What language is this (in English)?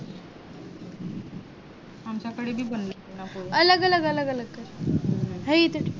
Marathi